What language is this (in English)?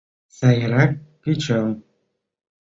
Mari